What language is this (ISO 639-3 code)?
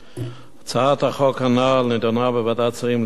heb